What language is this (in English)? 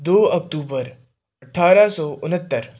Punjabi